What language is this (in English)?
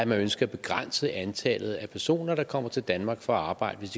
Danish